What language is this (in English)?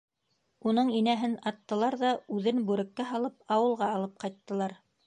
Bashkir